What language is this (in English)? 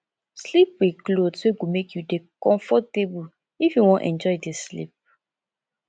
Nigerian Pidgin